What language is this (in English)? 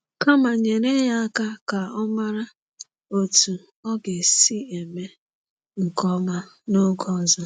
Igbo